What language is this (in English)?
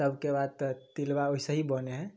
Maithili